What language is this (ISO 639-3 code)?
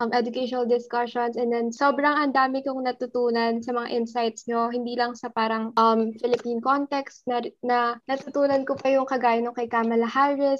fil